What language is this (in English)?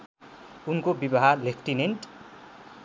Nepali